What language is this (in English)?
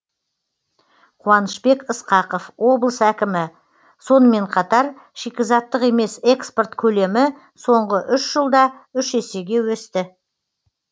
Kazakh